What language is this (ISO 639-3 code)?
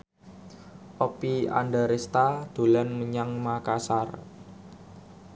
jav